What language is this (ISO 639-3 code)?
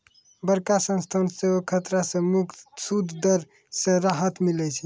mai